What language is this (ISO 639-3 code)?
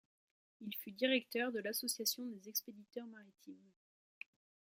fra